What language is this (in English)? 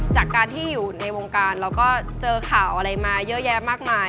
Thai